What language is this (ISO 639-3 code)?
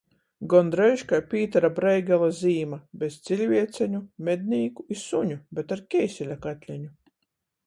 ltg